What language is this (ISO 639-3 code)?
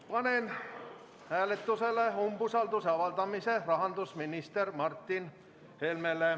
est